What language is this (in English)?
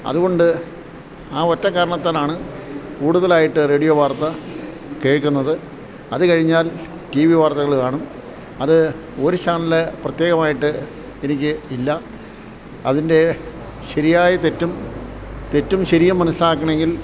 Malayalam